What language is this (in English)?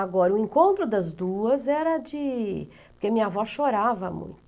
Portuguese